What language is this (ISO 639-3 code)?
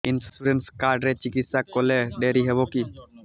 ori